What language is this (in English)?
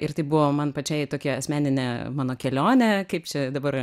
Lithuanian